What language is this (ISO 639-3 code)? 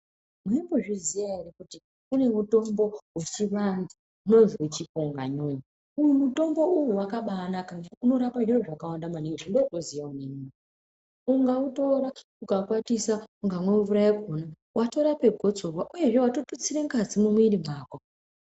ndc